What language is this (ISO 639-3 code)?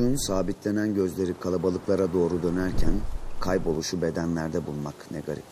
tur